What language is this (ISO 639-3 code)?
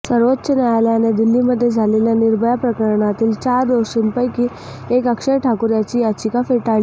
mar